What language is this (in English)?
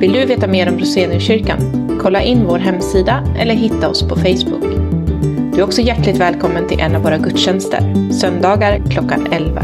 Swedish